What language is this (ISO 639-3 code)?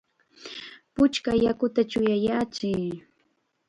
qxa